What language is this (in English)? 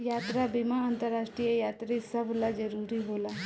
Bhojpuri